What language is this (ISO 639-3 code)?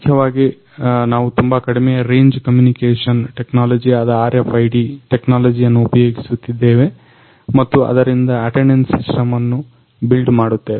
kan